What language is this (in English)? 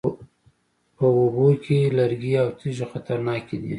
Pashto